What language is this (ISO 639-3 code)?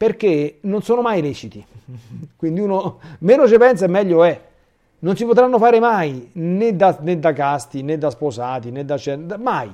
ita